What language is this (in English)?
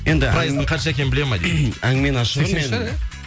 Kazakh